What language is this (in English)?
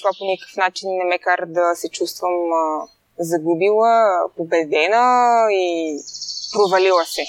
Bulgarian